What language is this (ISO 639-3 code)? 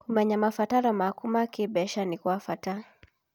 kik